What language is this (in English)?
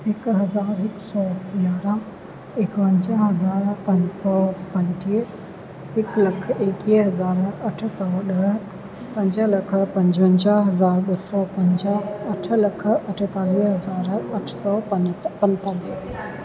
Sindhi